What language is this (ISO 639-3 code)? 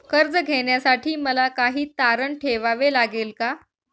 mar